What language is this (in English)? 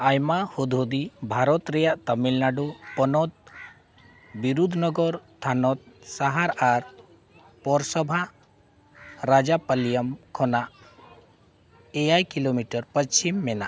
Santali